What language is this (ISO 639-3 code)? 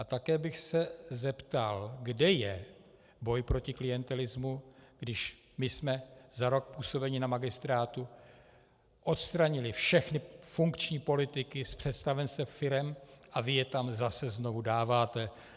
ces